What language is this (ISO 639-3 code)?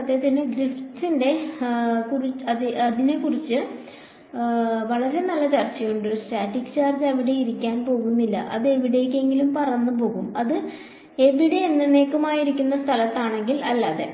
mal